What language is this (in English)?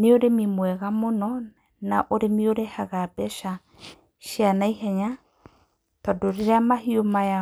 Kikuyu